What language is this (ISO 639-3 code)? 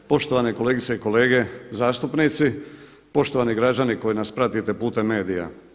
hrv